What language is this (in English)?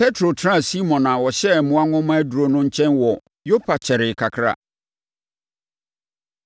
Akan